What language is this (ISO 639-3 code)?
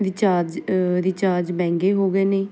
pan